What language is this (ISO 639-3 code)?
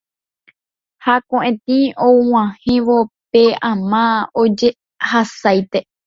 grn